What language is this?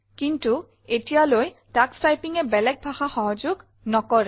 Assamese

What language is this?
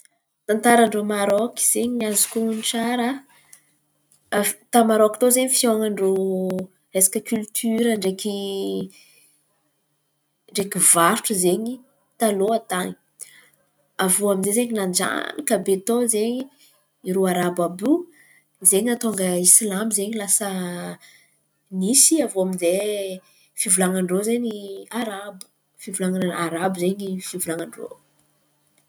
Antankarana Malagasy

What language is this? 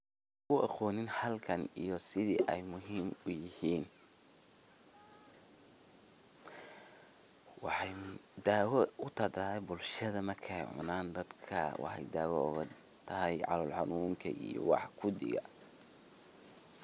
Somali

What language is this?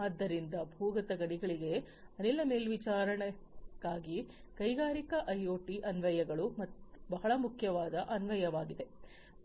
Kannada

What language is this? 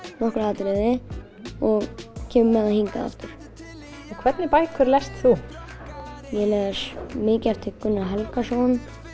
Icelandic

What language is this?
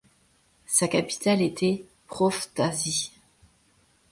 French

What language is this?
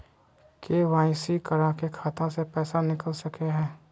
Magahi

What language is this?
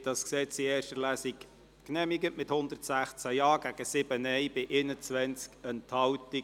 Swiss German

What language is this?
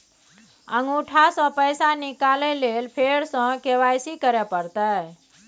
Maithili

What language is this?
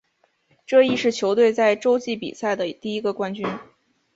Chinese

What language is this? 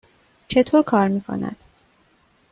Persian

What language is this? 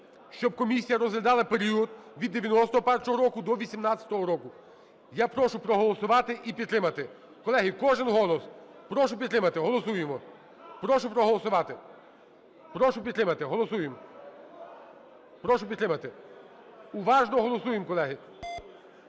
Ukrainian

